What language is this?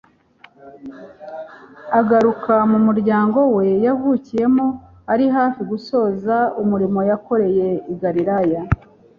Kinyarwanda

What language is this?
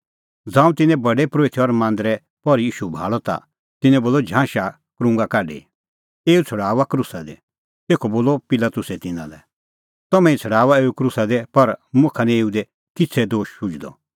Kullu Pahari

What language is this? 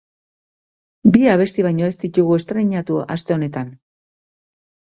Basque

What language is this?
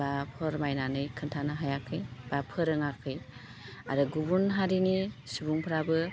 Bodo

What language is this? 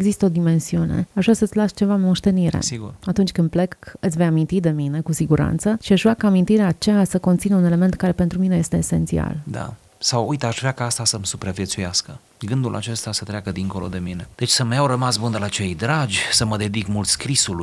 Romanian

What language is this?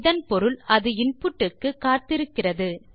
Tamil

